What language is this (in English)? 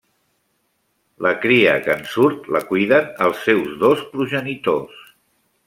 Catalan